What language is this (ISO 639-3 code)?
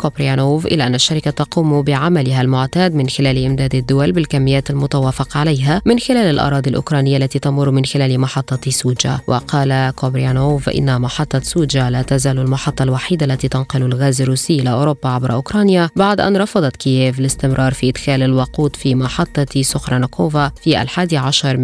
ara